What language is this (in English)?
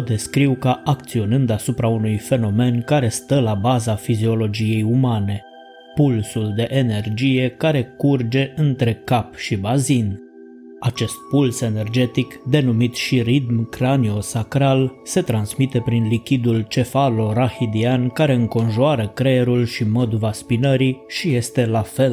Romanian